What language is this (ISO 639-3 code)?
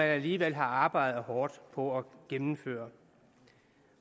dan